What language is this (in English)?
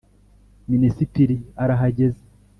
Kinyarwanda